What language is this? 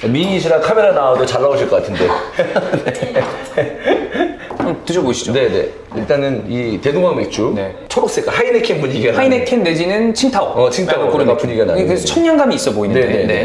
Korean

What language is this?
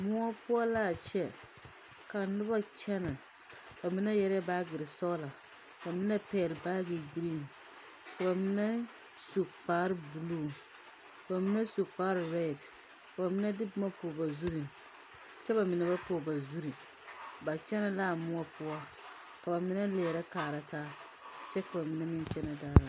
Southern Dagaare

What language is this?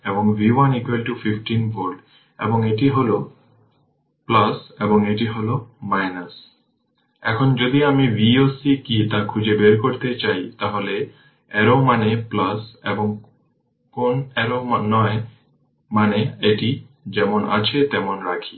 Bangla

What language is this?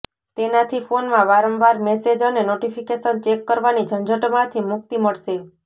Gujarati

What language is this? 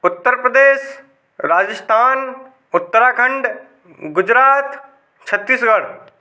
Hindi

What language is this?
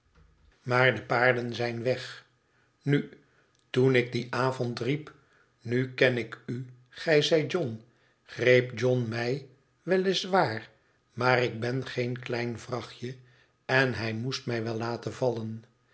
Dutch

